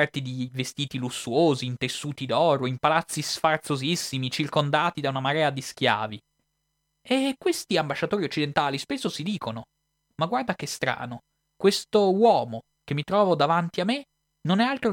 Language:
Italian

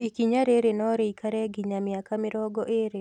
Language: Kikuyu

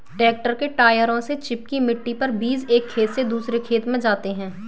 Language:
Hindi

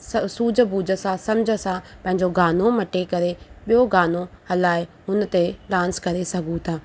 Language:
Sindhi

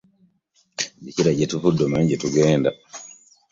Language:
Ganda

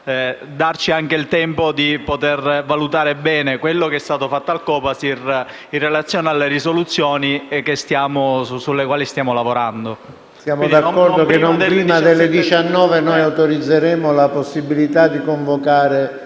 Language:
Italian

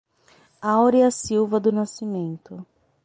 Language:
Portuguese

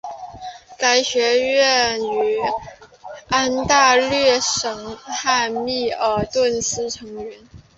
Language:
Chinese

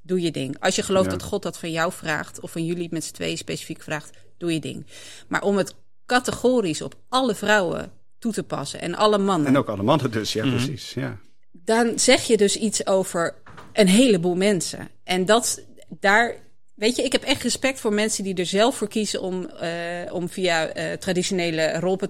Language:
Dutch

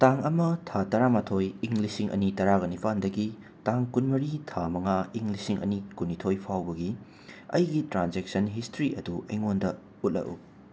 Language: Manipuri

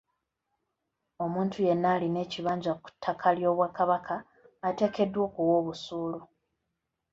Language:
Ganda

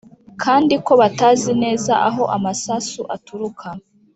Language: Kinyarwanda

